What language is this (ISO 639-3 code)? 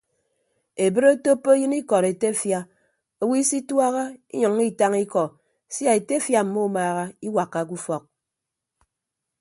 ibb